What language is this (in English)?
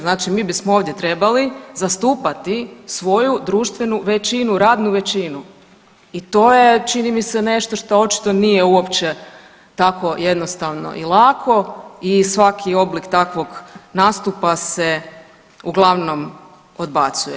Croatian